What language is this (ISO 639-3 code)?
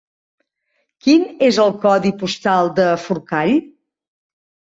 cat